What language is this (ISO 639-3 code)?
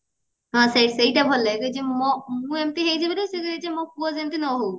ori